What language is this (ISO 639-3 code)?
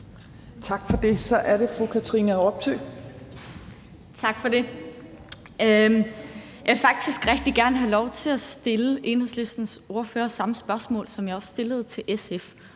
dan